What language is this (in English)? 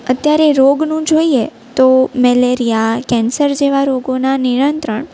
Gujarati